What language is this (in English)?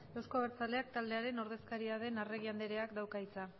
Basque